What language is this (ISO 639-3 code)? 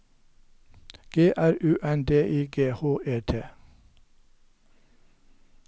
nor